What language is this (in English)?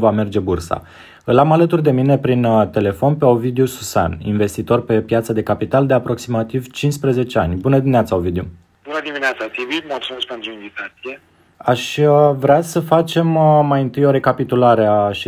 Romanian